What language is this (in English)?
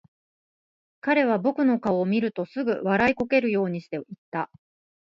Japanese